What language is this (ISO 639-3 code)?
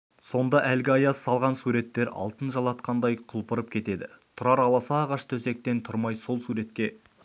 kaz